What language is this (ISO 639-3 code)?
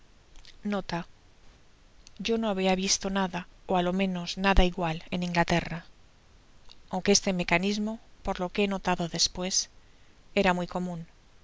spa